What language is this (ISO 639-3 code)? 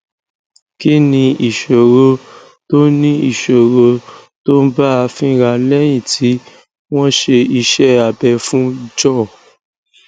yor